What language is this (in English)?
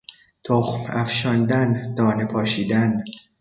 Persian